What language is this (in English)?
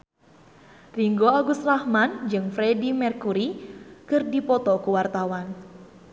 Sundanese